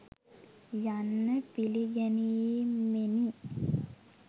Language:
Sinhala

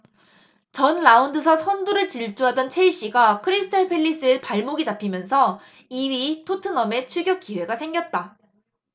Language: Korean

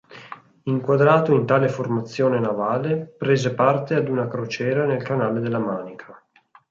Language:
Italian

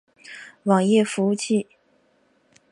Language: Chinese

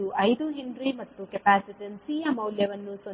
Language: Kannada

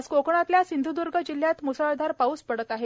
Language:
Marathi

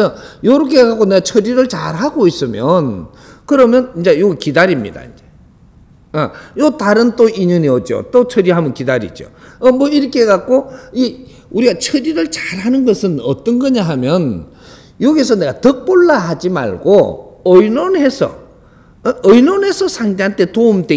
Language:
Korean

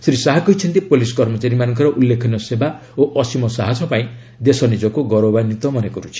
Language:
Odia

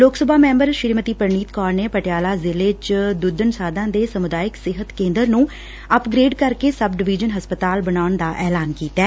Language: Punjabi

